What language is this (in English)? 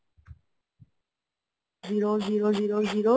Bangla